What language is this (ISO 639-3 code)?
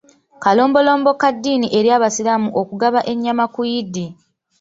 lug